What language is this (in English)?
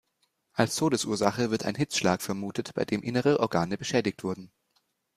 German